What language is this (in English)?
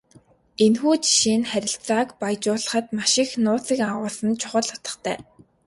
Mongolian